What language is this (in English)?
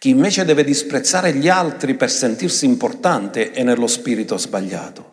Italian